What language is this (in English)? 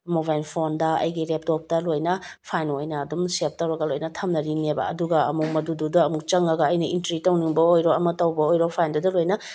Manipuri